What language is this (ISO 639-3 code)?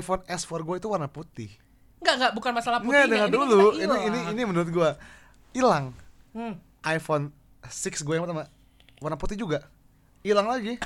ind